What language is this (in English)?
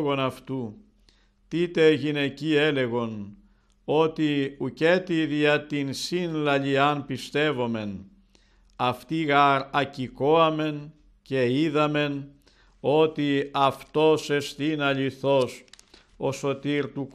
Greek